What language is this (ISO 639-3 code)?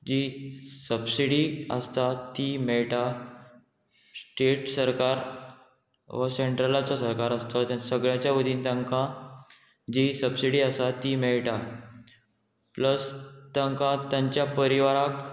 kok